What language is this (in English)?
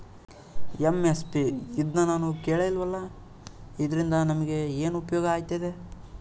Kannada